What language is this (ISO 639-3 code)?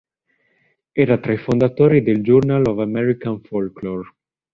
ita